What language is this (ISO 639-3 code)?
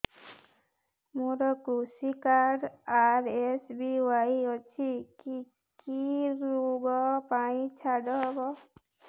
ori